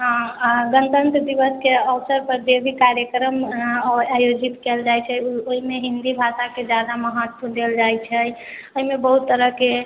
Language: Maithili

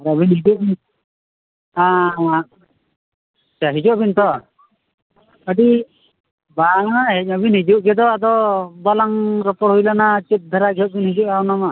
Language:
Santali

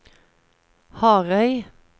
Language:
Norwegian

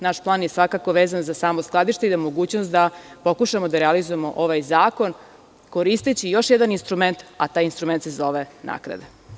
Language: Serbian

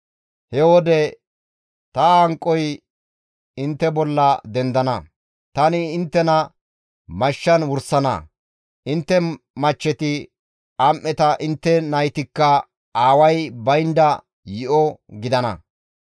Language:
Gamo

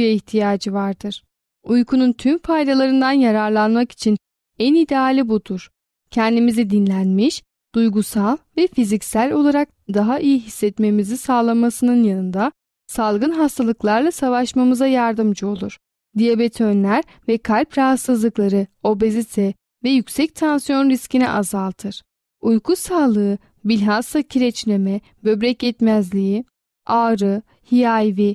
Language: Turkish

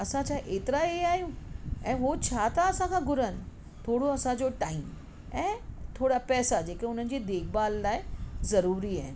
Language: Sindhi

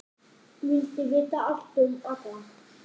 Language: Icelandic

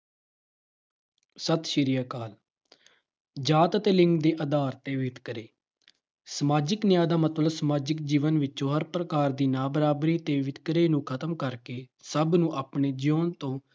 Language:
Punjabi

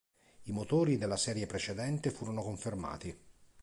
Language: Italian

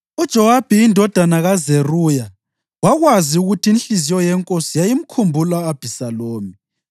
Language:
North Ndebele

